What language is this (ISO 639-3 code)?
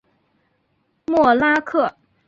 zho